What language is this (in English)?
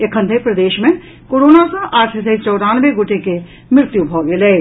Maithili